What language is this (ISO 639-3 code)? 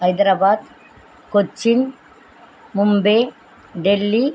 tam